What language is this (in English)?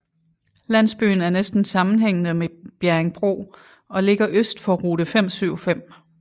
Danish